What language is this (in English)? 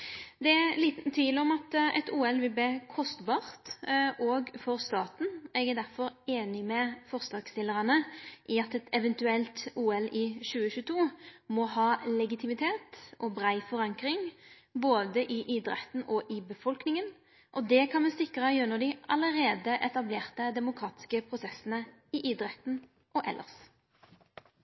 Norwegian Nynorsk